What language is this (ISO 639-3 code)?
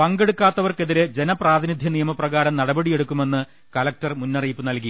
mal